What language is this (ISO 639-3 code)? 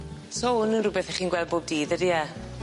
cym